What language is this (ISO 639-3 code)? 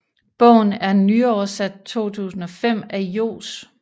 dan